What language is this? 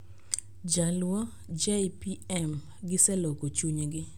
Luo (Kenya and Tanzania)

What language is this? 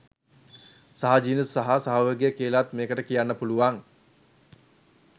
Sinhala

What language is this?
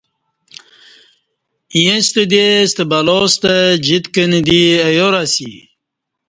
Kati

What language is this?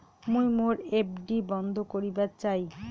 Bangla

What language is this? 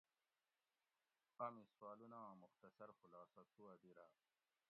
Gawri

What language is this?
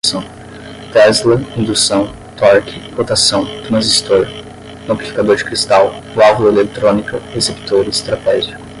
Portuguese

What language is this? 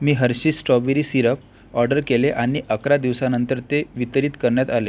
Marathi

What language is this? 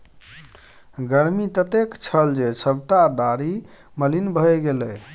Maithili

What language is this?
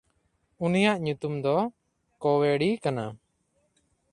Santali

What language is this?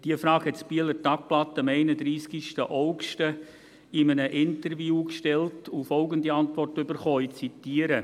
Swiss German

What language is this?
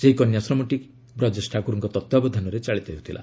Odia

